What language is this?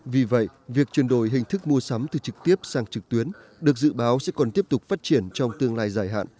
Vietnamese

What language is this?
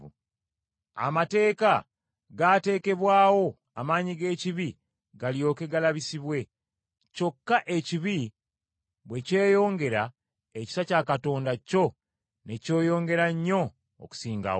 Ganda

